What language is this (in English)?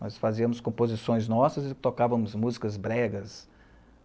Portuguese